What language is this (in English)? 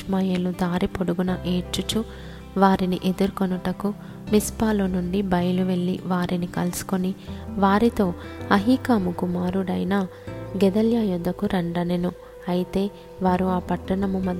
Telugu